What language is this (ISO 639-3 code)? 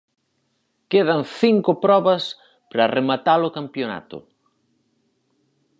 glg